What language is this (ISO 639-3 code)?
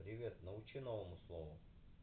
rus